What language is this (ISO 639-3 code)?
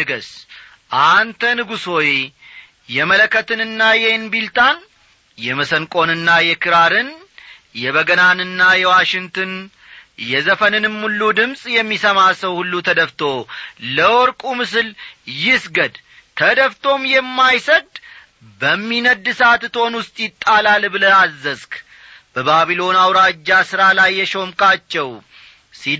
amh